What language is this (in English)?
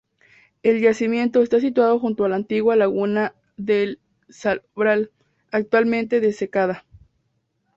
Spanish